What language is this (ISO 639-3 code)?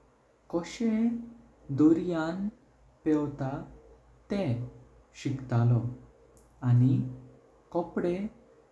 kok